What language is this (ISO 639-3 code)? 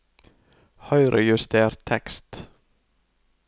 nor